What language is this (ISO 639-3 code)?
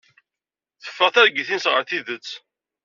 kab